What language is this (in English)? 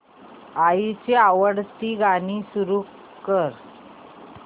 Marathi